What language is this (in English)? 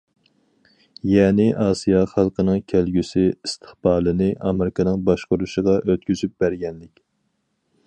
Uyghur